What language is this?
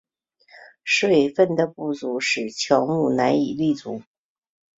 Chinese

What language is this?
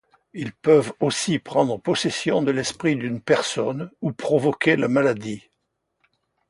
French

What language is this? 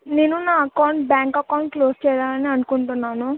Telugu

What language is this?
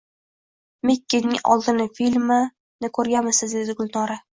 Uzbek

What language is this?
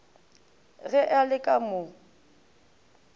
Northern Sotho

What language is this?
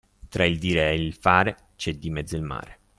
Italian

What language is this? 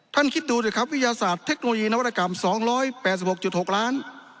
Thai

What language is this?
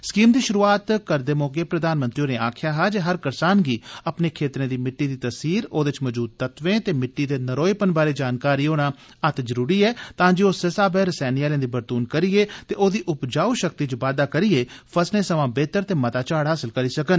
Dogri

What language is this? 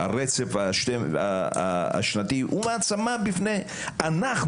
Hebrew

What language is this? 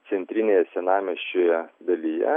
Lithuanian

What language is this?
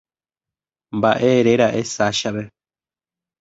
Guarani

